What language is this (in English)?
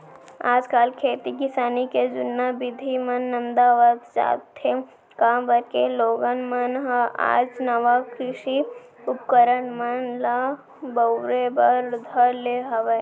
Chhattisgarhi